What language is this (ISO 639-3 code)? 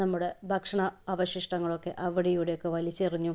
mal